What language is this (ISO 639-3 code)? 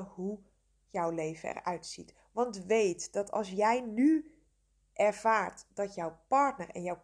nld